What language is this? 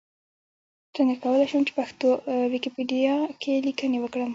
Pashto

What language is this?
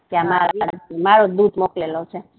Gujarati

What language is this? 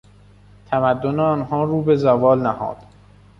Persian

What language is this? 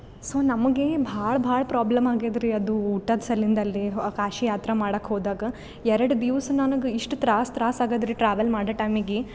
Kannada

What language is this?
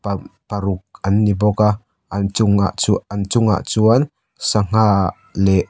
Mizo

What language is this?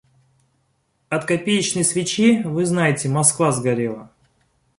Russian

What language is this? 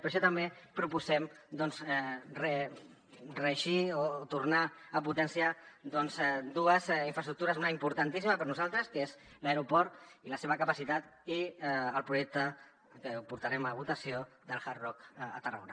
Catalan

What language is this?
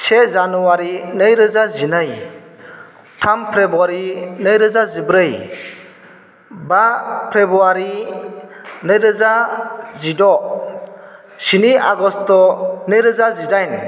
Bodo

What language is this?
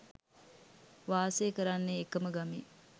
Sinhala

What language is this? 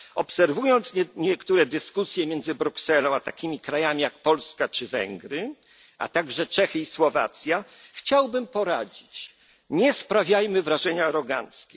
Polish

